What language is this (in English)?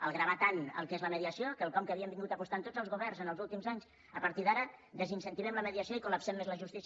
Catalan